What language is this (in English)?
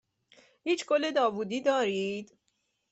Persian